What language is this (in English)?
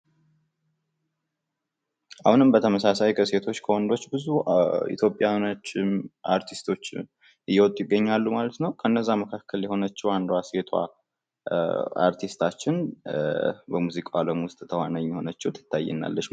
Amharic